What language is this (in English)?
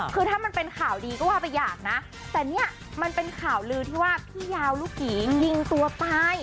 Thai